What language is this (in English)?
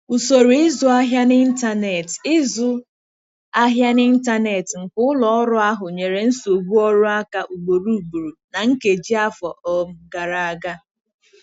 Igbo